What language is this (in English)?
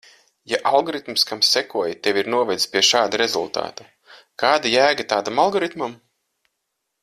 Latvian